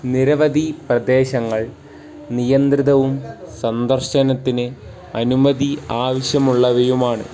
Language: Malayalam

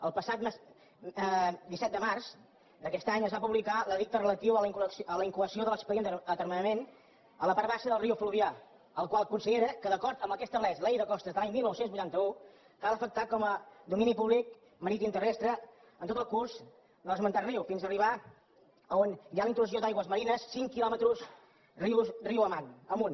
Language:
Catalan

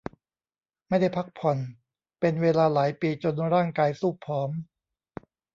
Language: Thai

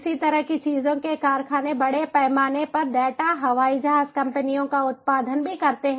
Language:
Hindi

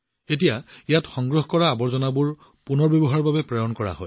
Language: Assamese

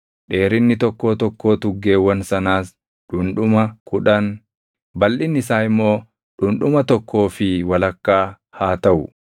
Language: Oromo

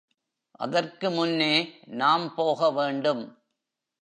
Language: Tamil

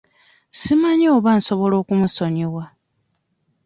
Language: Ganda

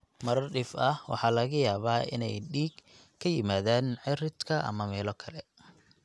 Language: Somali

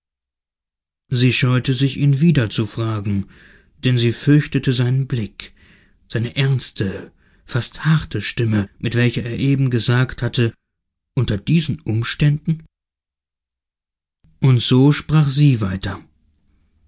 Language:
German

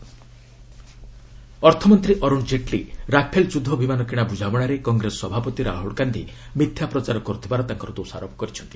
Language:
Odia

